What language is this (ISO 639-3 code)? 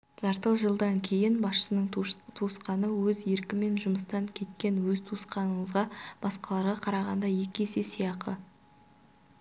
kaz